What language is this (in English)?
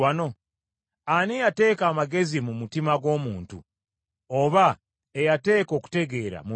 Ganda